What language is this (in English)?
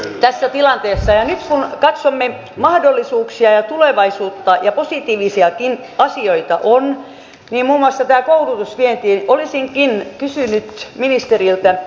Finnish